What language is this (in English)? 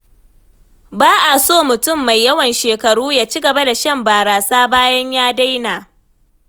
Hausa